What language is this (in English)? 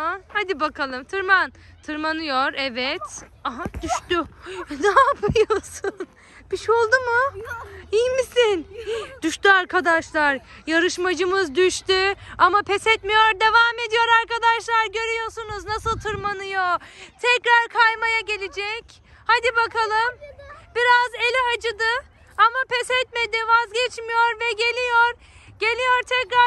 Turkish